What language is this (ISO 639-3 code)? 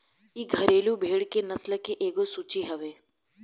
bho